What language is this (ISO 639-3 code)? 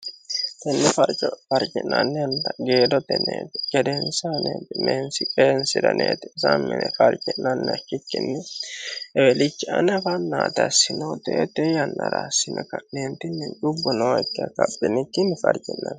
sid